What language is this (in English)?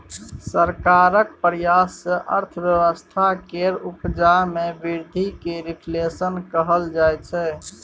Maithili